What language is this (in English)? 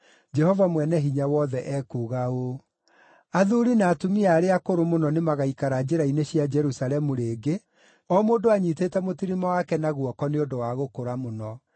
Kikuyu